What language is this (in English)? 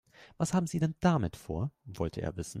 German